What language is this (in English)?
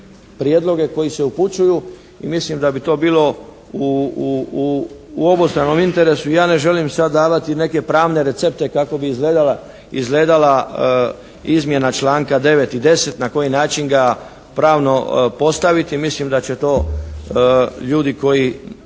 Croatian